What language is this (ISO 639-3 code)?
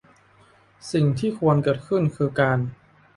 tha